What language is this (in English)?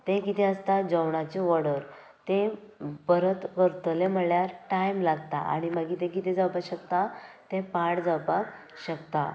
Konkani